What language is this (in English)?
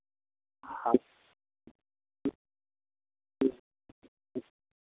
Maithili